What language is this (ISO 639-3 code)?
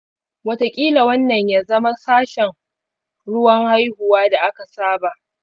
hau